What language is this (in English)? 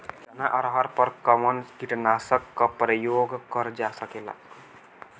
Bhojpuri